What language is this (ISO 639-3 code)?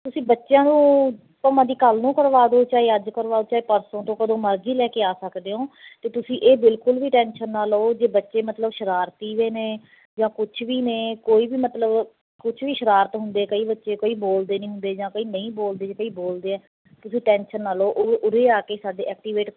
pan